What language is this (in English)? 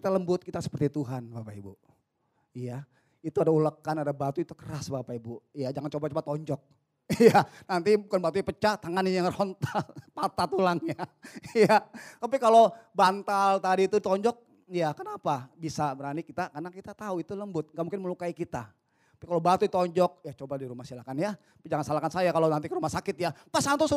Indonesian